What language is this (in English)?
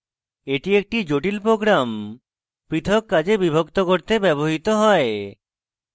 Bangla